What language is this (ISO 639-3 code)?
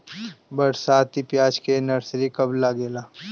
bho